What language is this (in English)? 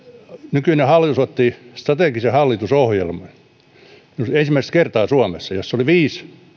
Finnish